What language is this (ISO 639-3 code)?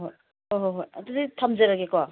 mni